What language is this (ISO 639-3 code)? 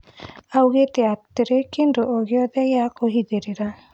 kik